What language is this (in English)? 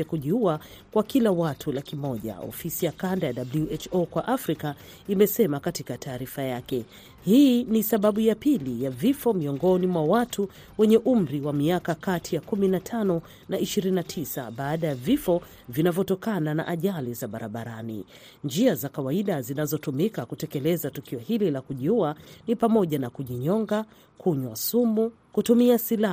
Swahili